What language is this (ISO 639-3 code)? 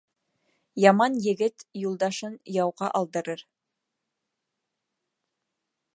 bak